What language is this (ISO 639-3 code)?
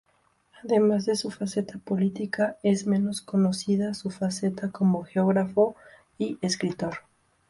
spa